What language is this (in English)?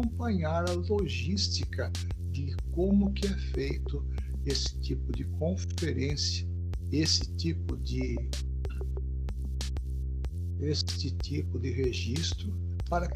Portuguese